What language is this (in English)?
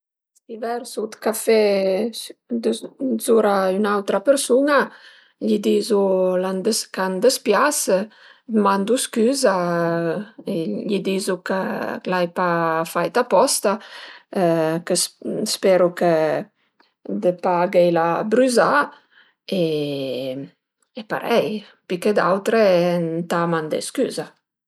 Piedmontese